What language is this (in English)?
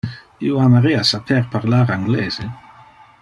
Interlingua